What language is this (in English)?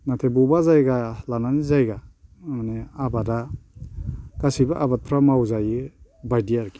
Bodo